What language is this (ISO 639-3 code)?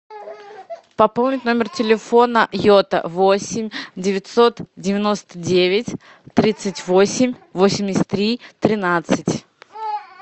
rus